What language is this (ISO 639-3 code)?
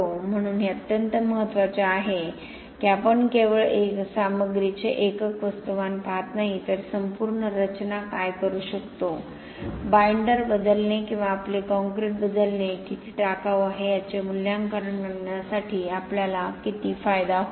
mar